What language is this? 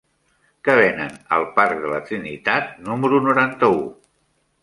Catalan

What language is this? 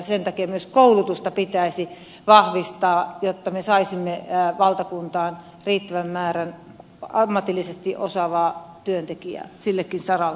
Finnish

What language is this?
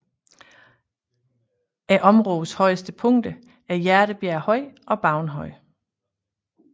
Danish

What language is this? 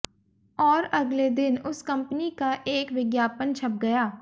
Hindi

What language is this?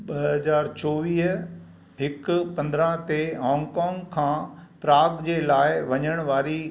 Sindhi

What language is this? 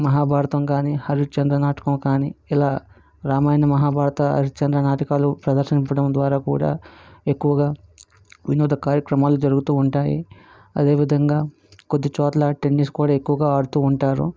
Telugu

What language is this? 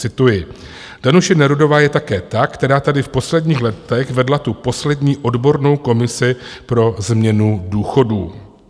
Czech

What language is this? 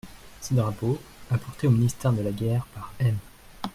French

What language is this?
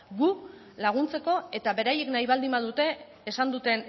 Basque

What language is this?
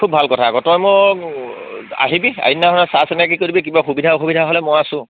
Assamese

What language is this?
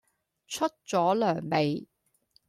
Cantonese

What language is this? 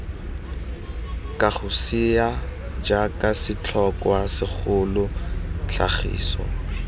Tswana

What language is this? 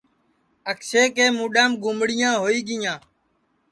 Sansi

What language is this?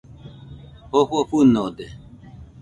Nüpode Huitoto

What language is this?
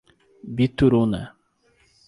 Portuguese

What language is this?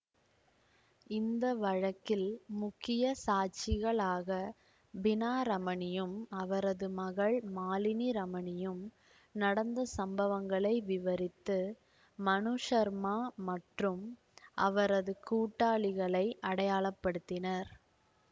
Tamil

